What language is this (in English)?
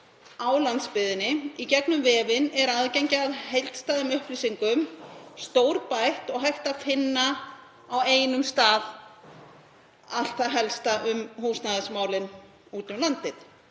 Icelandic